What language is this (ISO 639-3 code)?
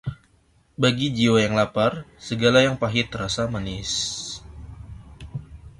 ind